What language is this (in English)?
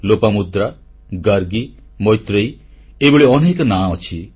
Odia